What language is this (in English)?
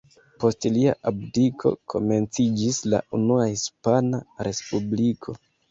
Esperanto